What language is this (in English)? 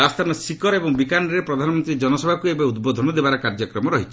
Odia